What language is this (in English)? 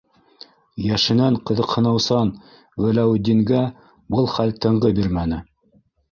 Bashkir